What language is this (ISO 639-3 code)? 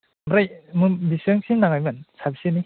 brx